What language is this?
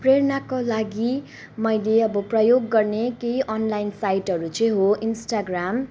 Nepali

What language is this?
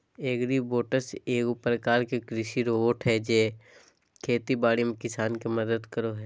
Magahi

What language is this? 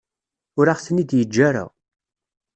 Kabyle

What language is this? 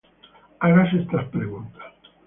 Spanish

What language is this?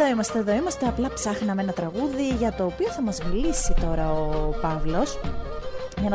Greek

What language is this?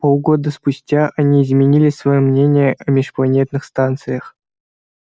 Russian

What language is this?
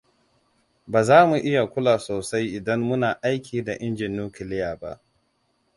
Hausa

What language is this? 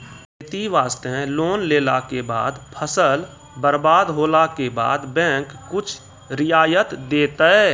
Maithili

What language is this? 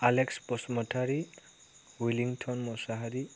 Bodo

